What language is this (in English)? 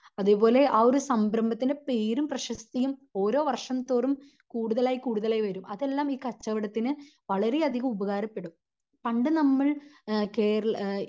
Malayalam